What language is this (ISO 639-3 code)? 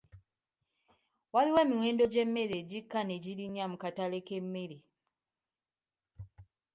lug